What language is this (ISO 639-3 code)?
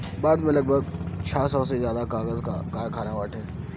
bho